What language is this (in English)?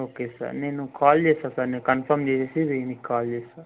Telugu